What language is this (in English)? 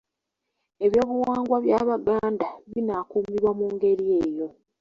Ganda